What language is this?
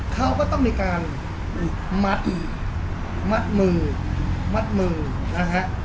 Thai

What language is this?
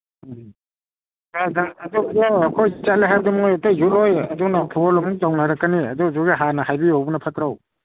Manipuri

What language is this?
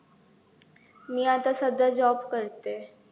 Marathi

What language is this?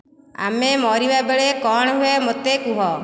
Odia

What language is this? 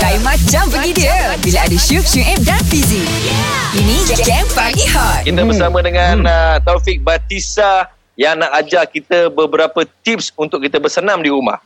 Malay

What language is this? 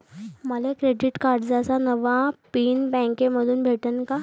Marathi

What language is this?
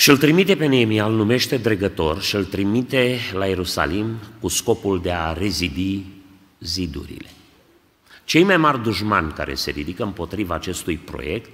Romanian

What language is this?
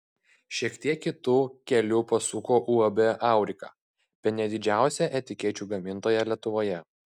Lithuanian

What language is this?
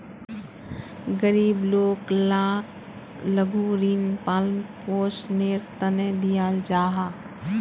Magahi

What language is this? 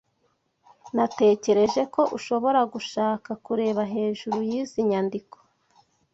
Kinyarwanda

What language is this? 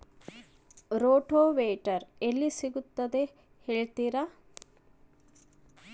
Kannada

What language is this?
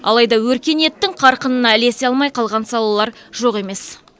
Kazakh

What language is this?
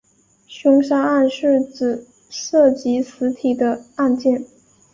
Chinese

